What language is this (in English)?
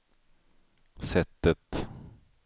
Swedish